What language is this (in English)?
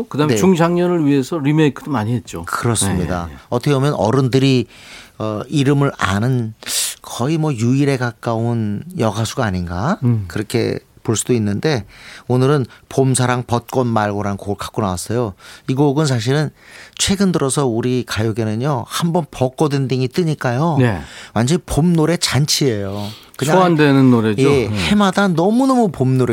Korean